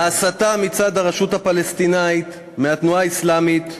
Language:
Hebrew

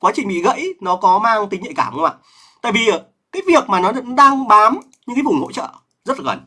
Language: Vietnamese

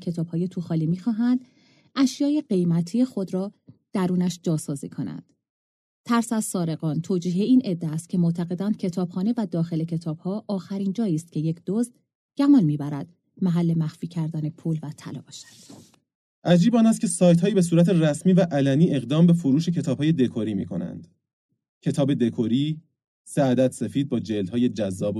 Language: Persian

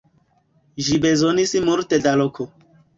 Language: Esperanto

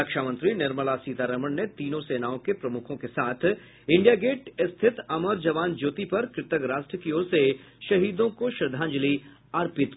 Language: Hindi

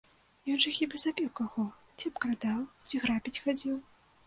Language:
Belarusian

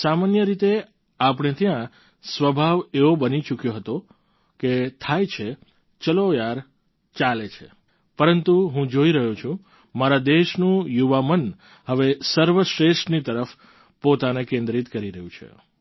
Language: Gujarati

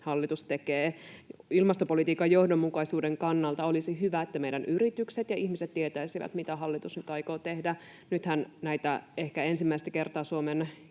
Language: Finnish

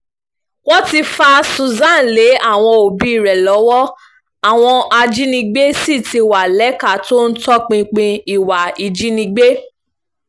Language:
Yoruba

